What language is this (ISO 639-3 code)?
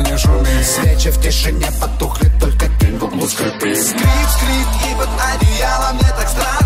rus